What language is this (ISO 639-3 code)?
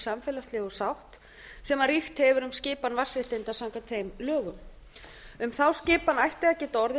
isl